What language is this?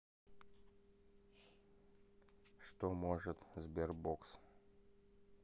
Russian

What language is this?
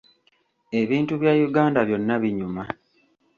Ganda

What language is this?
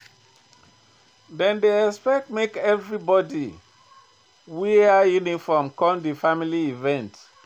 Nigerian Pidgin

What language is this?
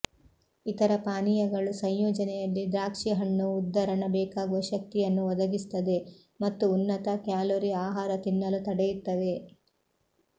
Kannada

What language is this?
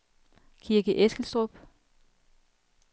Danish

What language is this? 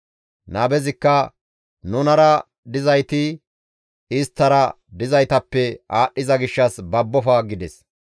Gamo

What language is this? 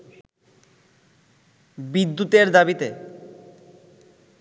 Bangla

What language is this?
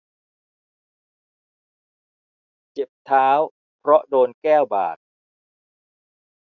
Thai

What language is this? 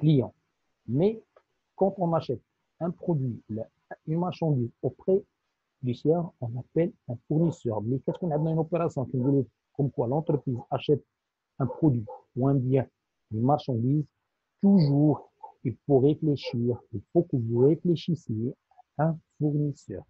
French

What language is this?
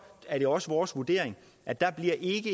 Danish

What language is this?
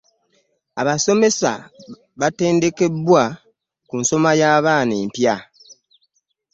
Ganda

